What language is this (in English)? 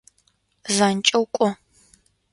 Adyghe